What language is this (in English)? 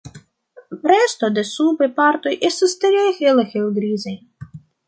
Esperanto